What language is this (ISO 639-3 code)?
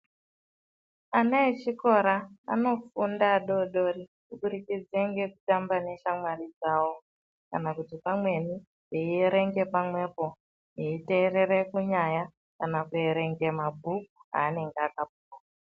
ndc